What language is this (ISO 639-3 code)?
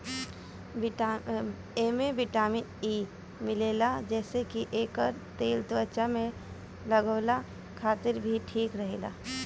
bho